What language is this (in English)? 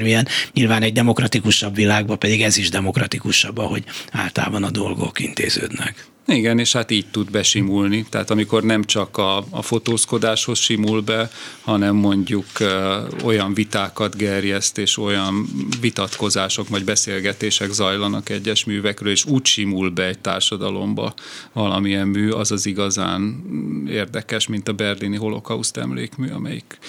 Hungarian